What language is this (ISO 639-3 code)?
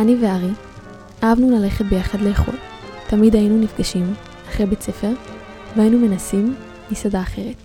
heb